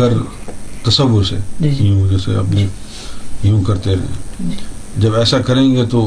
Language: Urdu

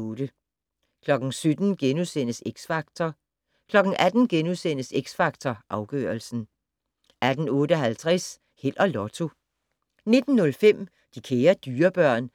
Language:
Danish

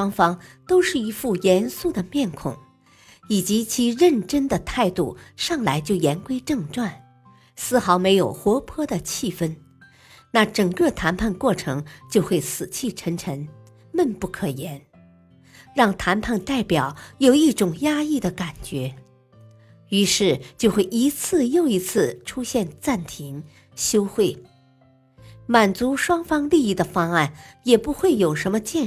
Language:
Chinese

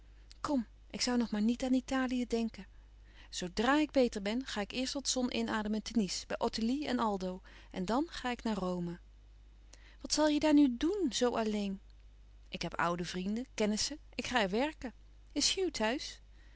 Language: Dutch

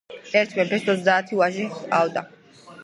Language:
Georgian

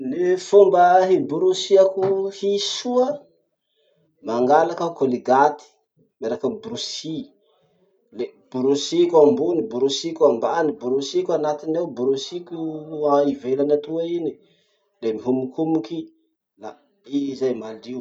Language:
Masikoro Malagasy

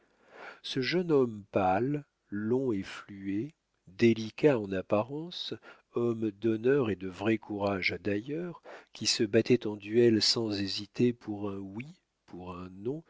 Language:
French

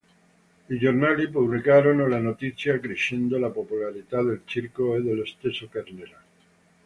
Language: Italian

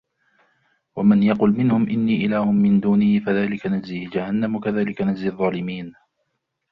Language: Arabic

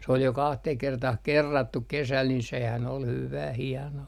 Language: Finnish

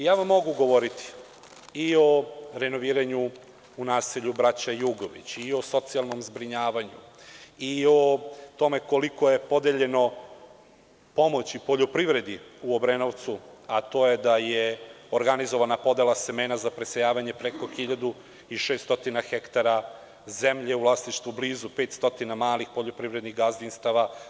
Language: Serbian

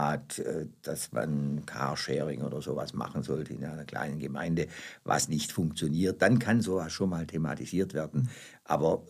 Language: German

